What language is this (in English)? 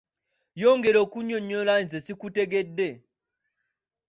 Ganda